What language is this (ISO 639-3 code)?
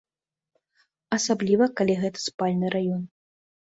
bel